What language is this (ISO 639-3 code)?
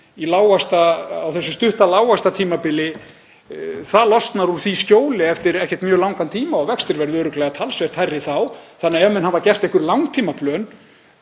isl